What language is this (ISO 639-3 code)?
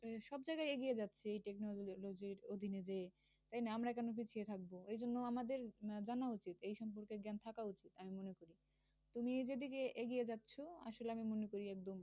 ben